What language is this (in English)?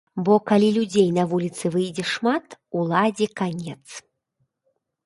Belarusian